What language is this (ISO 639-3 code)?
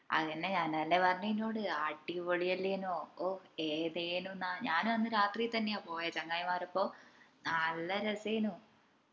mal